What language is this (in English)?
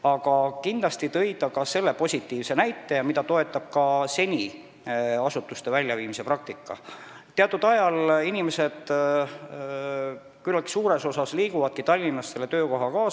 Estonian